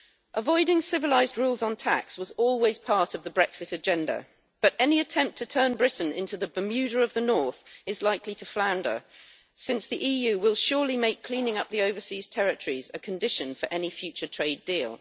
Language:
English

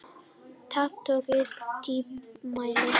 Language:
Icelandic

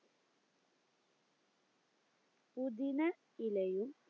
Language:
Malayalam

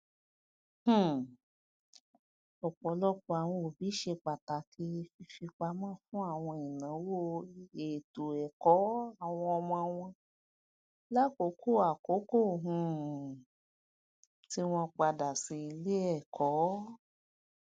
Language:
Yoruba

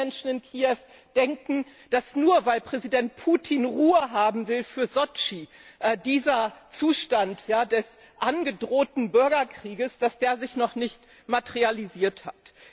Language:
German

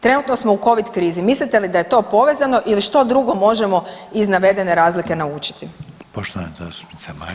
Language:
Croatian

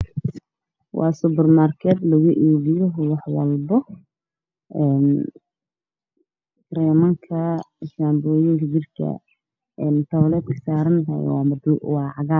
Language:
Somali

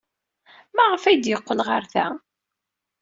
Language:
Kabyle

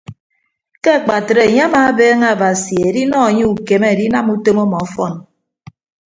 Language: Ibibio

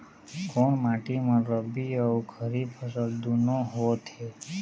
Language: Chhattisgarhi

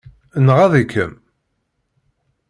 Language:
Kabyle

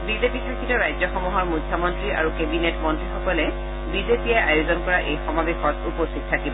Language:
Assamese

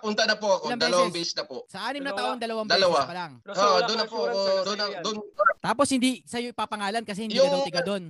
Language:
Filipino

